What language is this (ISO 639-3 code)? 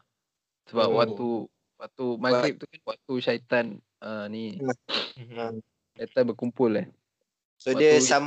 msa